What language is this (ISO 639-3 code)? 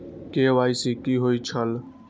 mai